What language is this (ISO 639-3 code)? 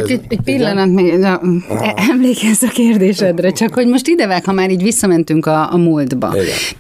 hun